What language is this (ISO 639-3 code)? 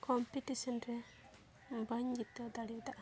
sat